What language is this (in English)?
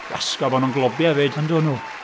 Welsh